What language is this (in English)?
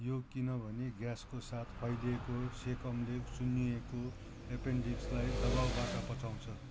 Nepali